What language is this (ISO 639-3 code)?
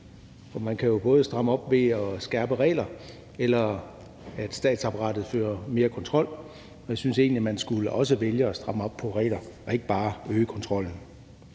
dan